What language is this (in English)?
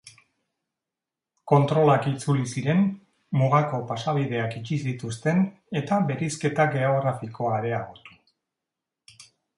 Basque